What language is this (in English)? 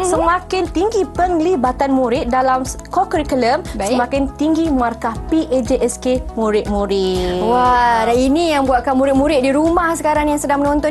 Malay